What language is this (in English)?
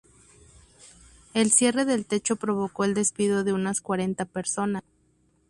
Spanish